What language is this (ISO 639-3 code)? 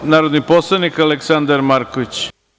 srp